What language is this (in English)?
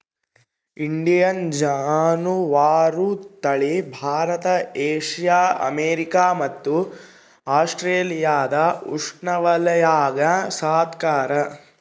Kannada